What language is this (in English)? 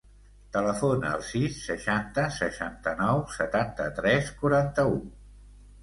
Catalan